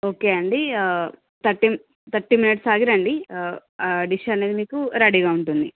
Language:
Telugu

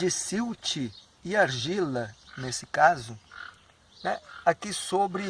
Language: Portuguese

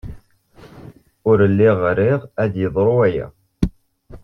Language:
Kabyle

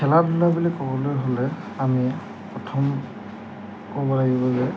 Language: Assamese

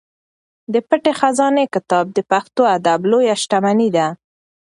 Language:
Pashto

